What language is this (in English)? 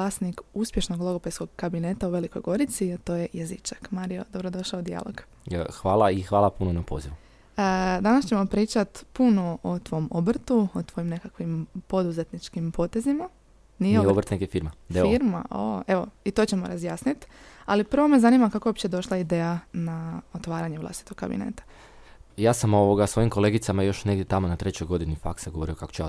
Croatian